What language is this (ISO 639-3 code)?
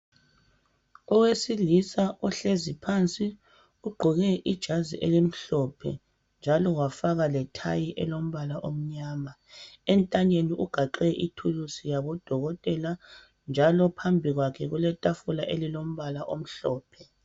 nde